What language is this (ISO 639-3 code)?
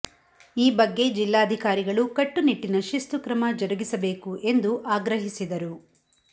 kan